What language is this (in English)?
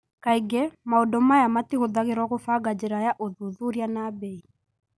Kikuyu